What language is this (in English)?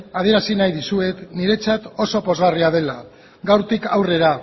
Basque